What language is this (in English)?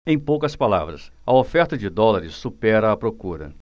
Portuguese